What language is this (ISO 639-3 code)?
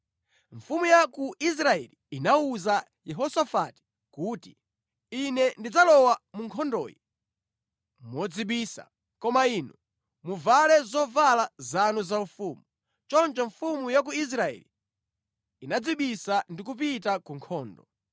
nya